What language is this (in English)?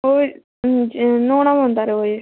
Dogri